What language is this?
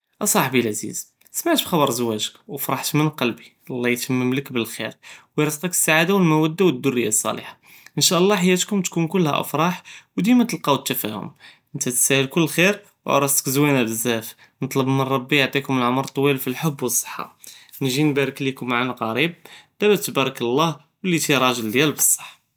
Judeo-Arabic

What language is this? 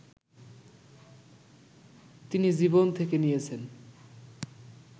Bangla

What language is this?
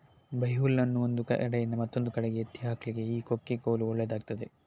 Kannada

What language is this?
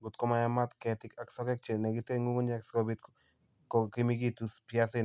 Kalenjin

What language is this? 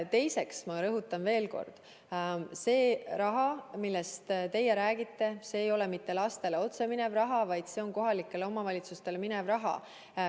Estonian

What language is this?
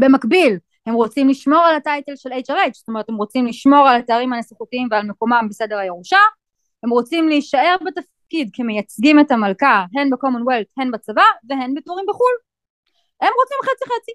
Hebrew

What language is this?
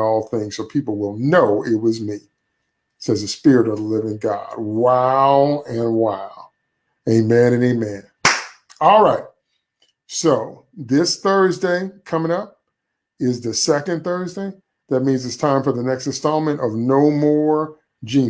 English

